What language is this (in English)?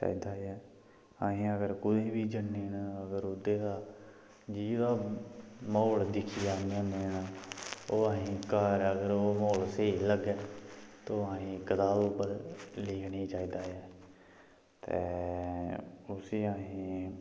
Dogri